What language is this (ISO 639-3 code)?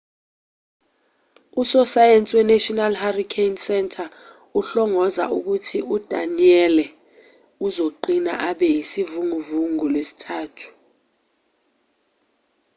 zul